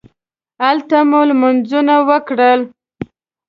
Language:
Pashto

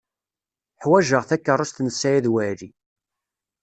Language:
Kabyle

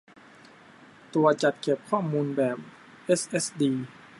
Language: Thai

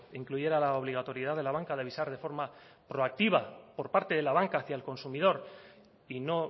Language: Spanish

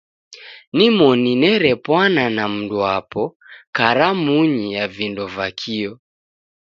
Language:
Taita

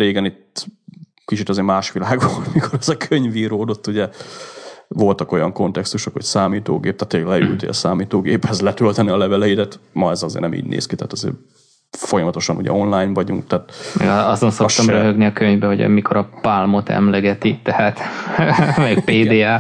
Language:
Hungarian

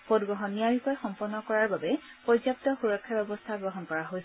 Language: Assamese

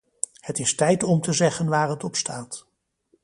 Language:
Dutch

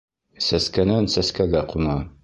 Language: Bashkir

